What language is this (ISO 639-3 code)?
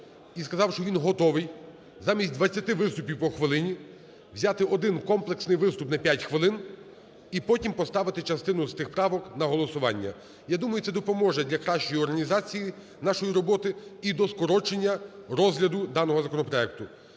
ukr